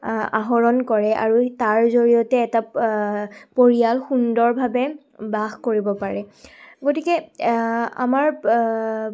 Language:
Assamese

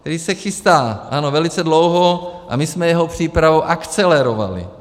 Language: Czech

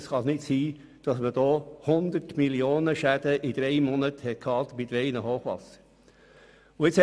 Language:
Swiss German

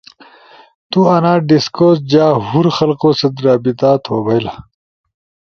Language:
Ushojo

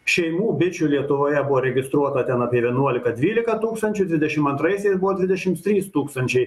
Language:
Lithuanian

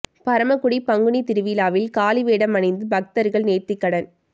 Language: Tamil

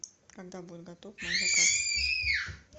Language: Russian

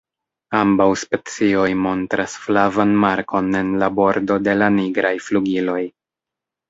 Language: Esperanto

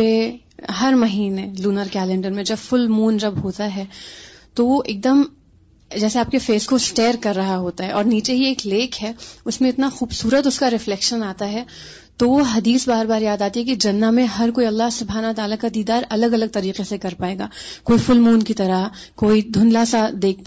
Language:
Urdu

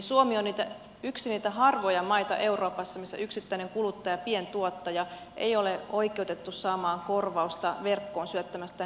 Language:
Finnish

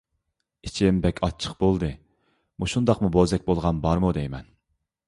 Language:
Uyghur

